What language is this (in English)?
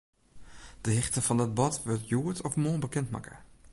Western Frisian